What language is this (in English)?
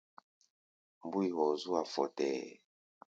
Gbaya